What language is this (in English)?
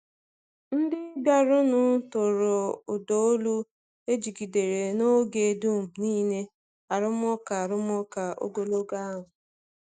Igbo